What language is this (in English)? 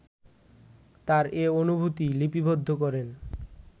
Bangla